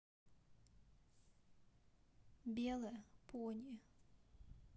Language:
Russian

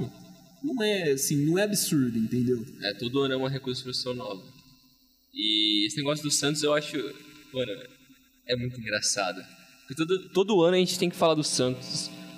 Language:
Portuguese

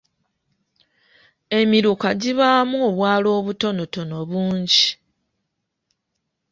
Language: Ganda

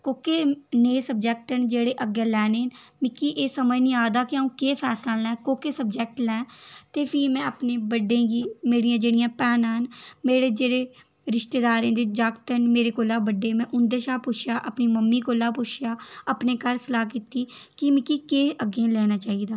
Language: Dogri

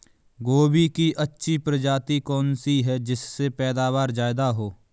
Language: Hindi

